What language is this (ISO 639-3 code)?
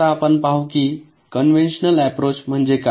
mar